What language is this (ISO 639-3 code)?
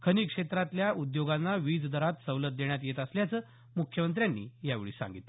mar